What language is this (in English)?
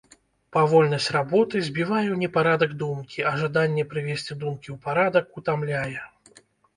Belarusian